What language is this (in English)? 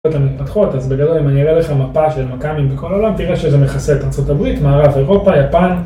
Hebrew